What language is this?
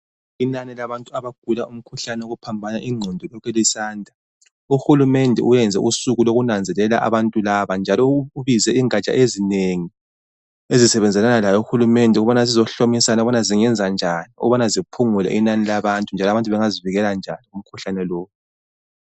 North Ndebele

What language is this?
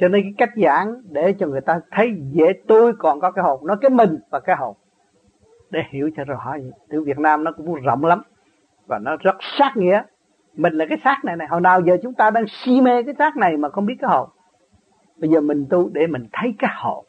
Vietnamese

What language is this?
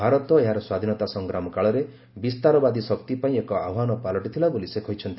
Odia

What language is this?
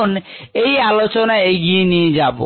Bangla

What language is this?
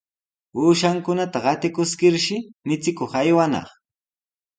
Sihuas Ancash Quechua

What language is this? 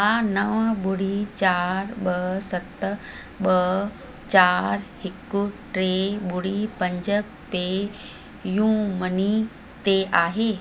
Sindhi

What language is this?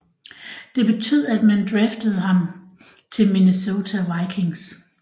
Danish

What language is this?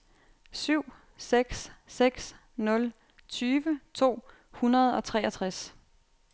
Danish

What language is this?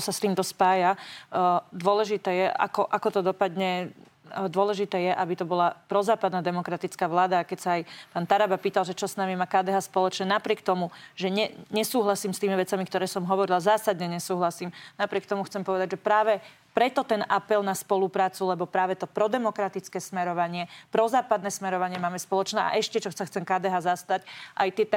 Slovak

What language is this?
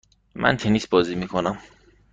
Persian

